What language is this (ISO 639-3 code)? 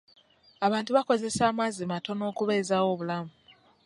lug